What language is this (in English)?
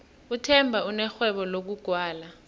South Ndebele